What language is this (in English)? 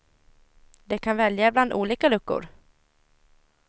Swedish